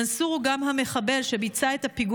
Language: Hebrew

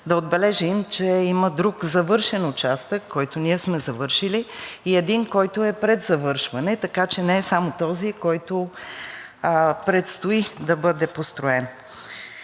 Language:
Bulgarian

